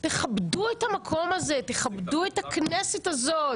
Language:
Hebrew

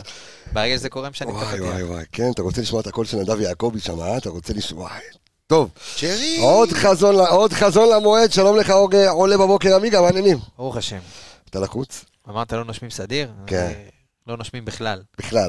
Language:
Hebrew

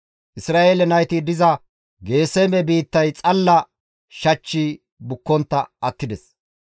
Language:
Gamo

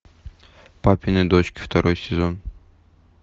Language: Russian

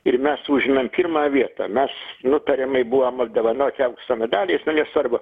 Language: Lithuanian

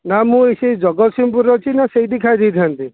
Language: Odia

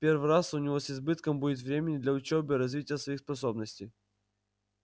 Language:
Russian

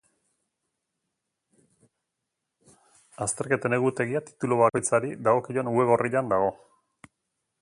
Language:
Basque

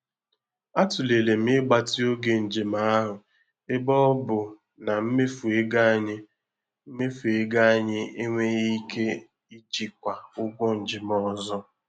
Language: Igbo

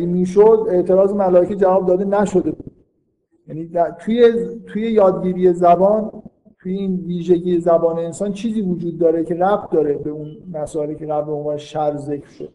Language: Persian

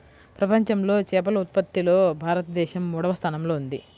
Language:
Telugu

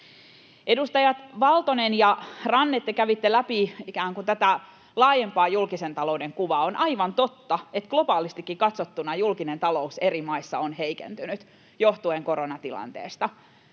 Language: Finnish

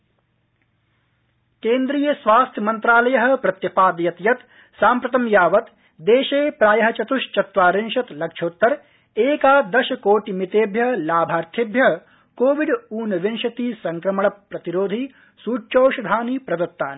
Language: Sanskrit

